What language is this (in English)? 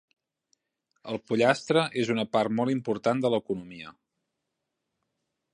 Catalan